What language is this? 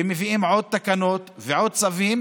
Hebrew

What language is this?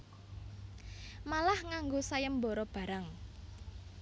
Javanese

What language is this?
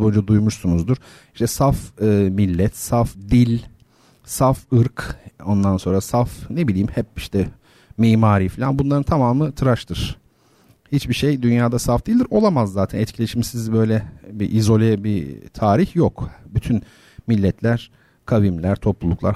Turkish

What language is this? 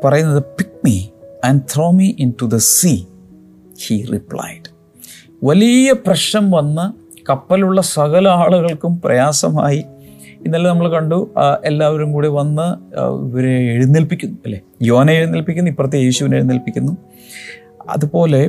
Malayalam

